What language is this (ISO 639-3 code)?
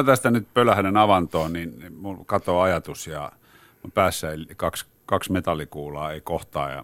fin